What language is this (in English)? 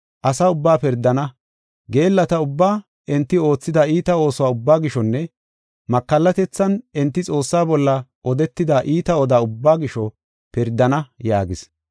Gofa